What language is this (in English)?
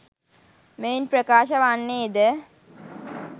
Sinhala